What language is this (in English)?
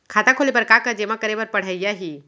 Chhattisgarhi